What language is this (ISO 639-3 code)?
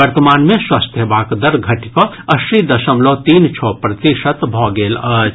mai